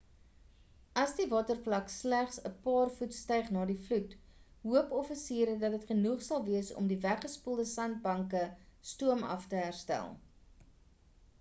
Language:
Afrikaans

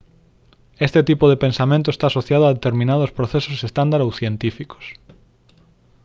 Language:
Galician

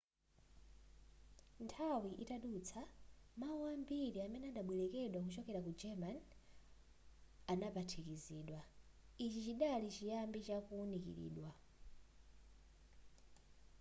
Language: Nyanja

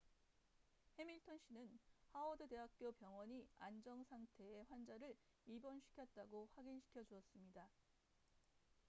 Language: Korean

